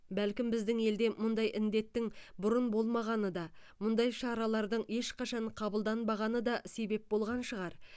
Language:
Kazakh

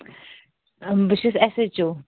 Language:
Kashmiri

